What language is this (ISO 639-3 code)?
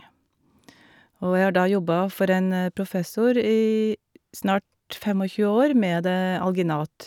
nor